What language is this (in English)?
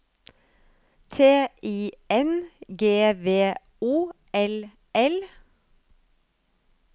Norwegian